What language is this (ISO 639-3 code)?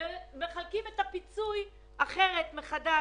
heb